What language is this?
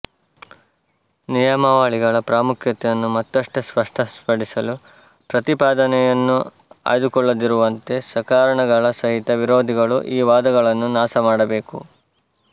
Kannada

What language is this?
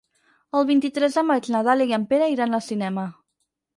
Catalan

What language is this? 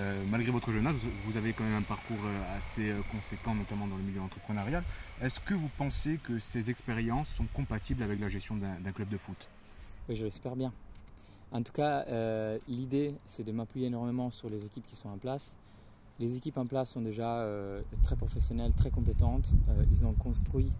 French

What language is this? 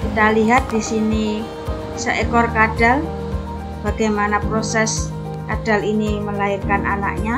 Indonesian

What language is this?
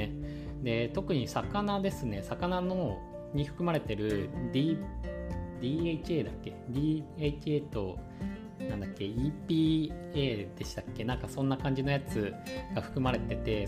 Japanese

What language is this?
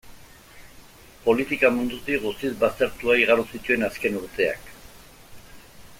Basque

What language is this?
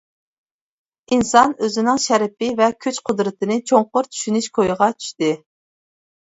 Uyghur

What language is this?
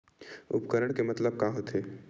Chhattisgarhi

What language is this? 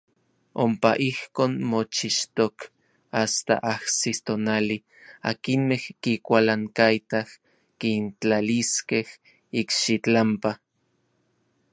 Orizaba Nahuatl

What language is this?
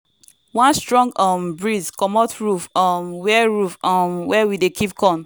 Nigerian Pidgin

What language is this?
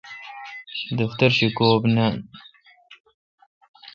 Kalkoti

